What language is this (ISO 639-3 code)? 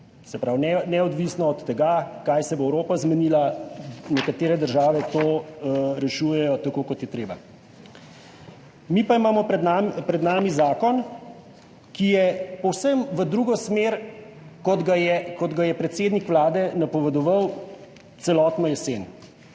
slv